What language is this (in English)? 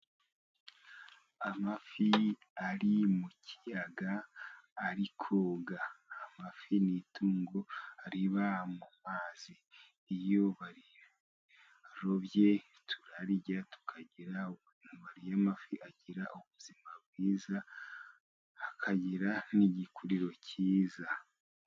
Kinyarwanda